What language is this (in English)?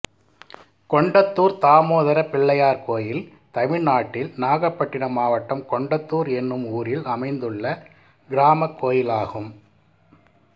Tamil